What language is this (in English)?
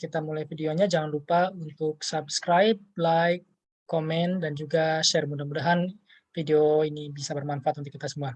Indonesian